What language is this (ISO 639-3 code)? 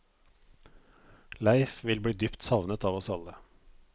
nor